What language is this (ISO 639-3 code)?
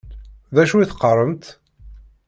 kab